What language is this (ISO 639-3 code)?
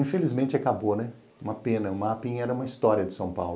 por